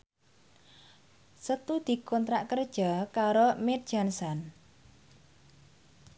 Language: Javanese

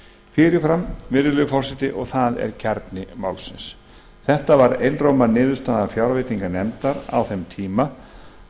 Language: Icelandic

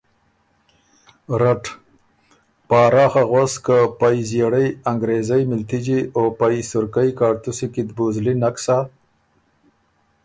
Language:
Ormuri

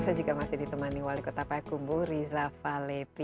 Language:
Indonesian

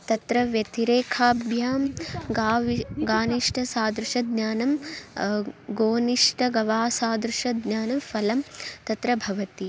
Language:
Sanskrit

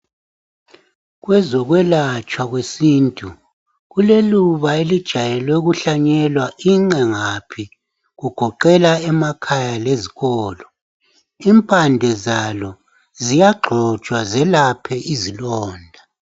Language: North Ndebele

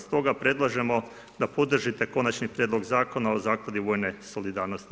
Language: Croatian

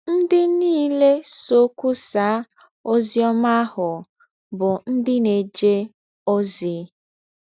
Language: Igbo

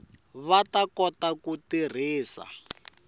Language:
Tsonga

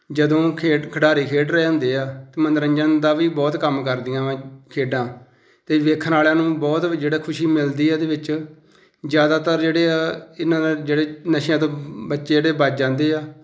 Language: Punjabi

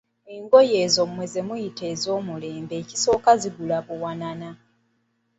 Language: Ganda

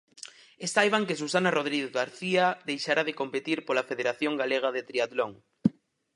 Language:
Galician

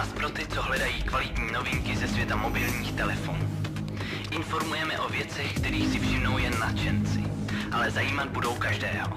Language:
Czech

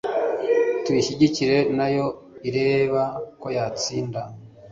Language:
Kinyarwanda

